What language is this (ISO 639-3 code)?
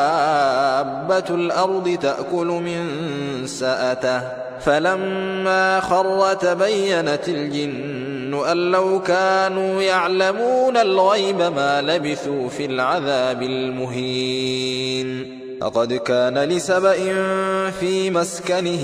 ara